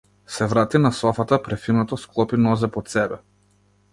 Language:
Macedonian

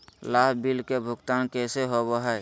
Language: Magahi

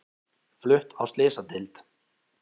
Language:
Icelandic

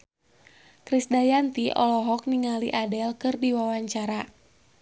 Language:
Sundanese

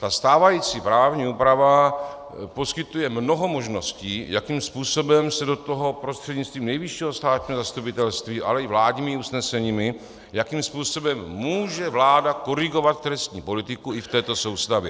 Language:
Czech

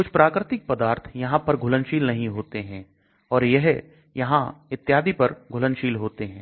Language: Hindi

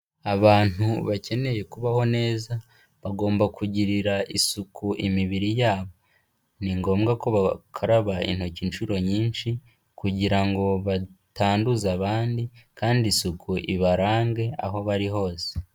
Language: Kinyarwanda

